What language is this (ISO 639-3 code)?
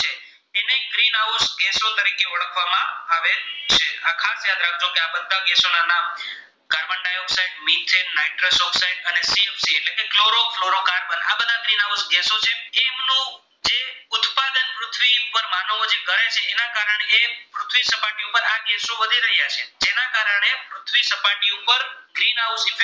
guj